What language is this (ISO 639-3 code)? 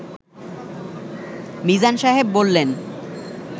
ben